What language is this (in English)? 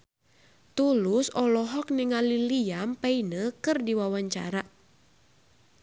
Sundanese